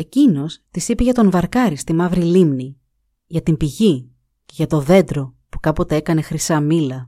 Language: Greek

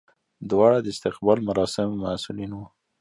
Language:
Pashto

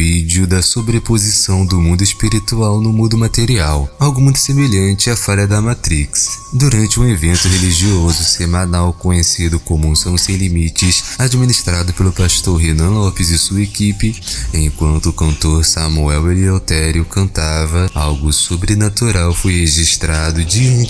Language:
Portuguese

